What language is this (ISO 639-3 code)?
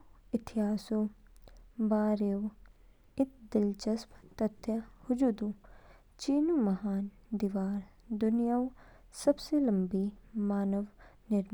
kfk